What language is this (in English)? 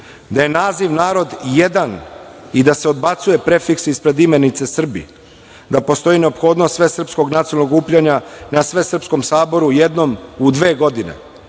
Serbian